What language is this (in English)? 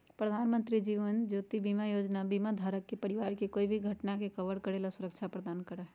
Magahi